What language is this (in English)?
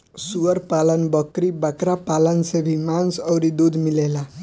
Bhojpuri